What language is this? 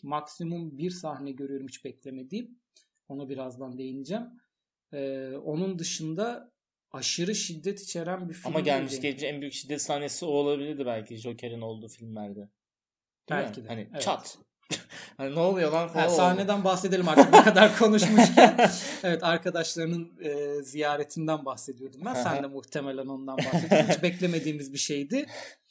Turkish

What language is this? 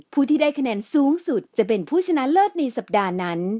Thai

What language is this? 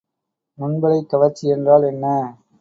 Tamil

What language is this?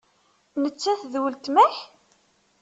Kabyle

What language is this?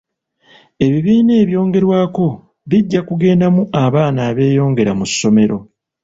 Ganda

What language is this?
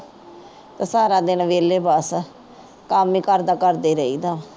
Punjabi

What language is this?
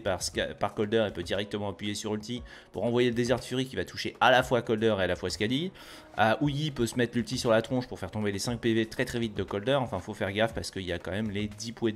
French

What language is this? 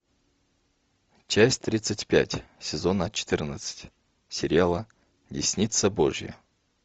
Russian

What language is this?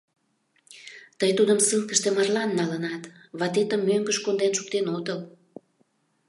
Mari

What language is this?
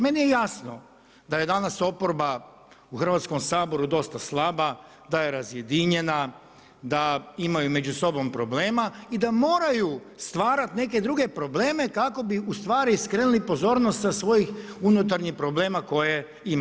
Croatian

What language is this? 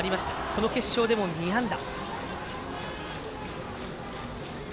Japanese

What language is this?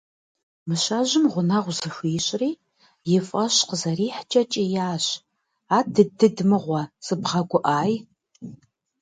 Kabardian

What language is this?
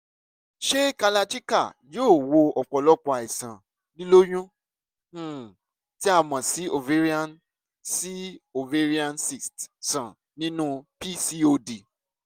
Yoruba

